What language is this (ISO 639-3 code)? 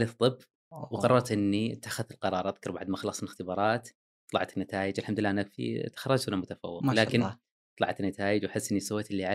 ara